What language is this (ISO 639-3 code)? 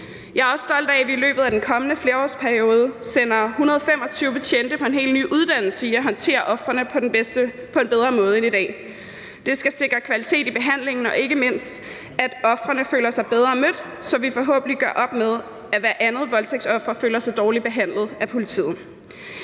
dan